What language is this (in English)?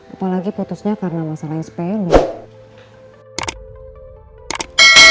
Indonesian